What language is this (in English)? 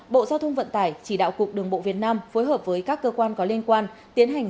Vietnamese